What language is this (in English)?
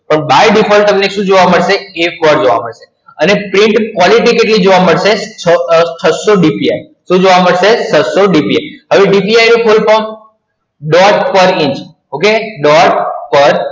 Gujarati